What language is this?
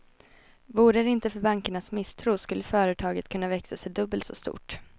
Swedish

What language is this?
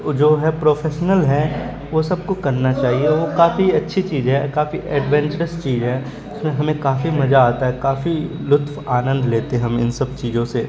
Urdu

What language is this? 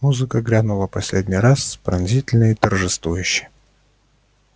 Russian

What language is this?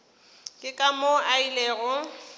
Northern Sotho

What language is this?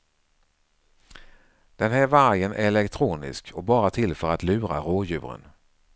Swedish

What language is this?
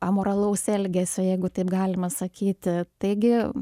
Lithuanian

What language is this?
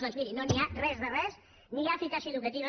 Catalan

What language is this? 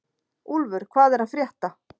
Icelandic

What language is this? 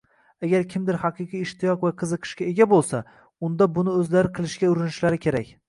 Uzbek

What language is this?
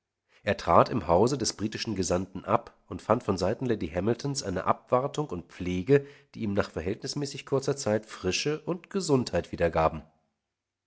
German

